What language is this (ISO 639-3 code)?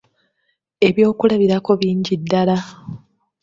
lug